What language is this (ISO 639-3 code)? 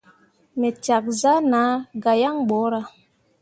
mua